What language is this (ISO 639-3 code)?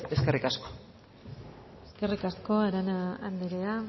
eus